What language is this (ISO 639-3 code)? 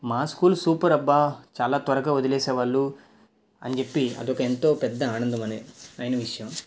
tel